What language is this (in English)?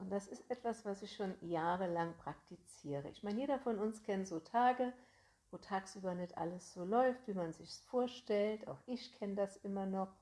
German